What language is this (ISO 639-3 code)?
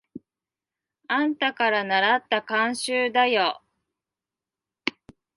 jpn